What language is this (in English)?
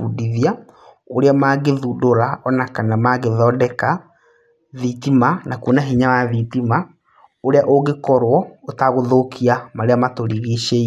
Kikuyu